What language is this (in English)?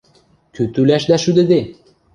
Western Mari